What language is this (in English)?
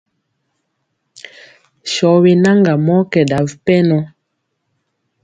Mpiemo